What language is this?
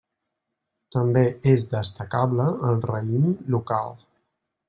Catalan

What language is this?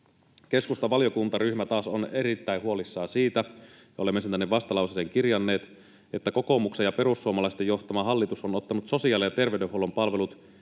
Finnish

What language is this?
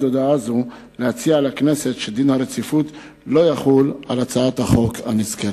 Hebrew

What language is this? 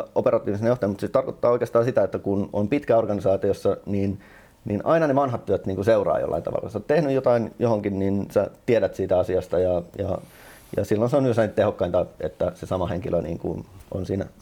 Finnish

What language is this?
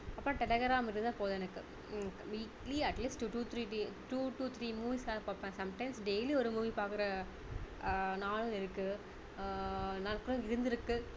Tamil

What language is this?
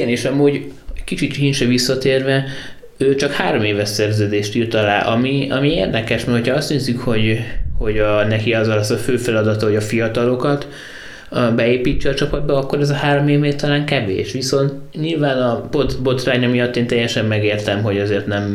Hungarian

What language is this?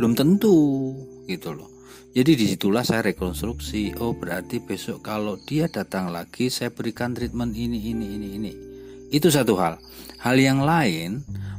Indonesian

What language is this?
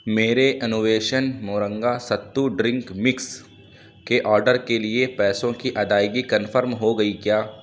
Urdu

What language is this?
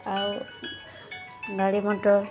Odia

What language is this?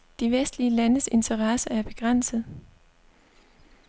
Danish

